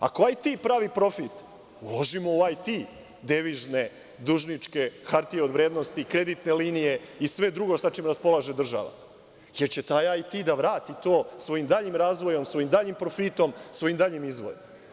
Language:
Serbian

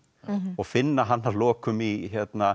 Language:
Icelandic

